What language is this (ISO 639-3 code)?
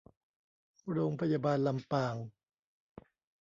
tha